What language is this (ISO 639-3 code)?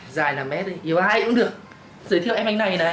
vie